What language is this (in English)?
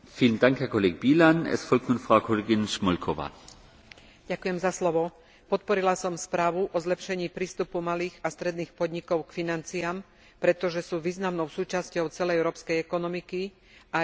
Slovak